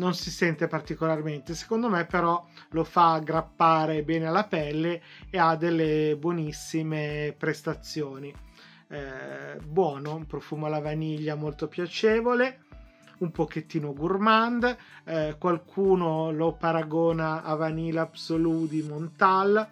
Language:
Italian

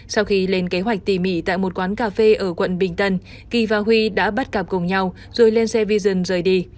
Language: Vietnamese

